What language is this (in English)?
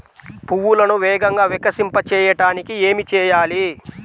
Telugu